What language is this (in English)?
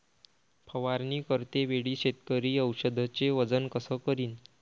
Marathi